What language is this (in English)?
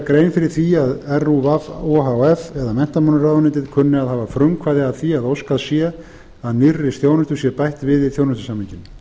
Icelandic